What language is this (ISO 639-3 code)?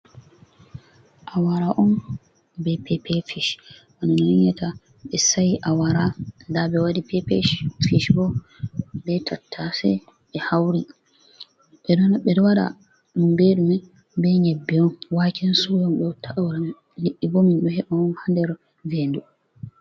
ful